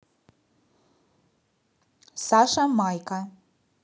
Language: Russian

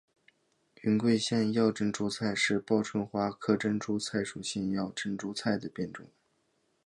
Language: Chinese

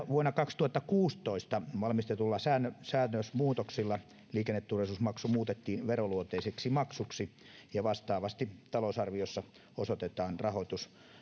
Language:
Finnish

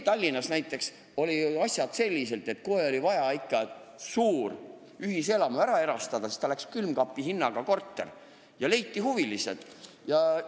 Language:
Estonian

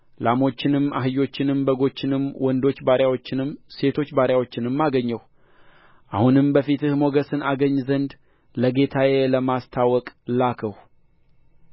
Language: Amharic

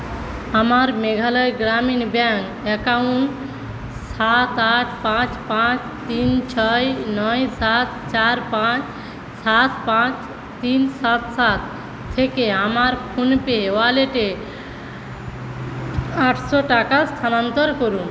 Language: Bangla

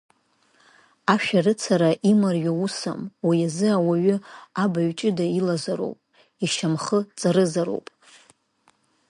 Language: Abkhazian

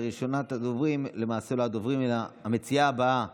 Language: Hebrew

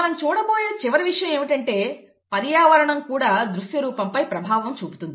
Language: Telugu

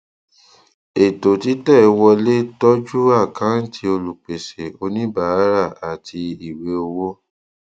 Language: Yoruba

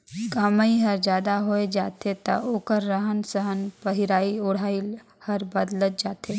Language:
Chhattisgarhi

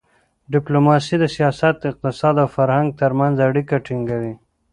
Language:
Pashto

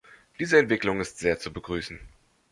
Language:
German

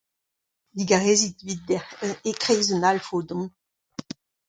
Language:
Breton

